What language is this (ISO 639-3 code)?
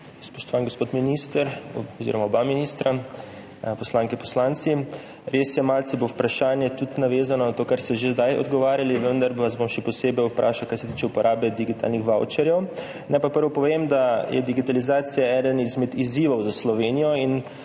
slv